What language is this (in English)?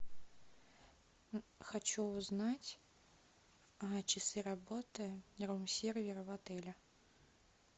Russian